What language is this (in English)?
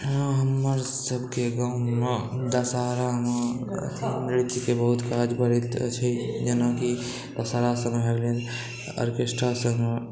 Maithili